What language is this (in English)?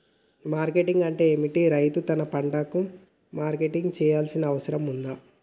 Telugu